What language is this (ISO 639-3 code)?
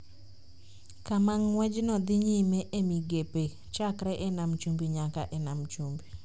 luo